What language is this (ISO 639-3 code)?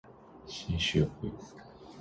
zho